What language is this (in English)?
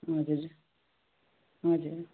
Nepali